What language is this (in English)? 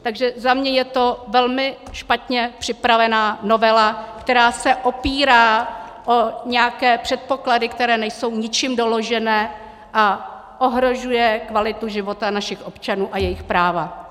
Czech